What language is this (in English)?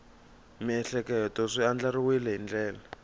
Tsonga